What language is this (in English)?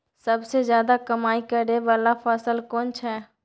Maithili